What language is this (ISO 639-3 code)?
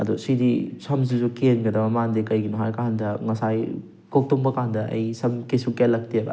mni